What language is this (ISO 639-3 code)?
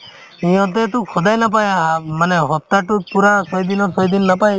asm